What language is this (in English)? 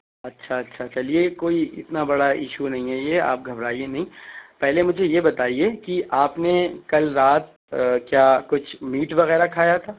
Urdu